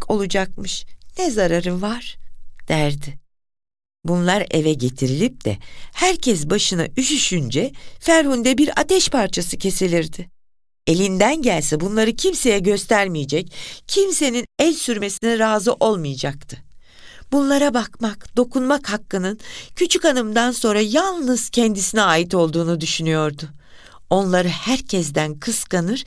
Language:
Turkish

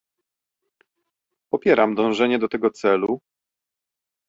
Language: Polish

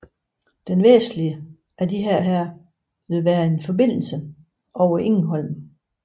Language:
Danish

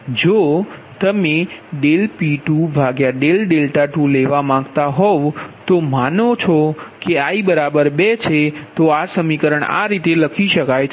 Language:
Gujarati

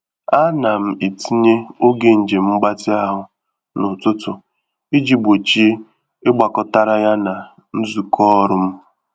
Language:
Igbo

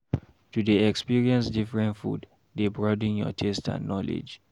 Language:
Nigerian Pidgin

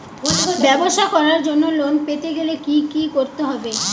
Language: Bangla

